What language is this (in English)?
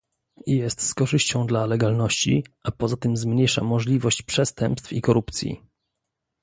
Polish